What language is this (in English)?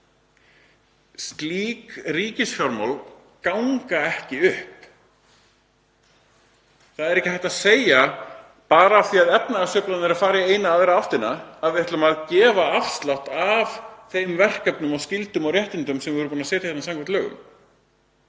Icelandic